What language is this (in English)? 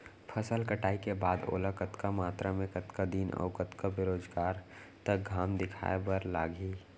Chhattisgarhi